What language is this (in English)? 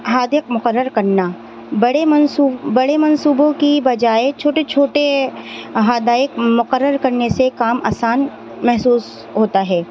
Urdu